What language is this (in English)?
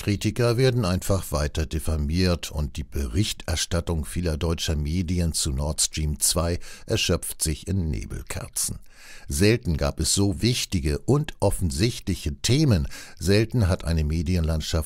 German